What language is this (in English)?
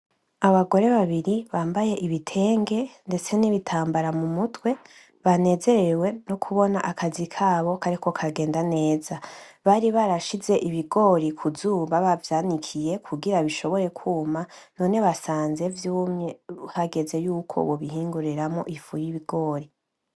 Rundi